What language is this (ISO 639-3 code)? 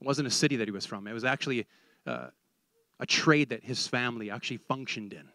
eng